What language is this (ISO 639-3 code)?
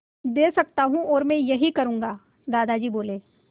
hin